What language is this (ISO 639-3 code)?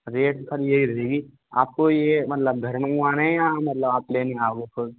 hin